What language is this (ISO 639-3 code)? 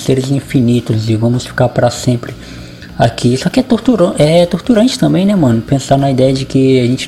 por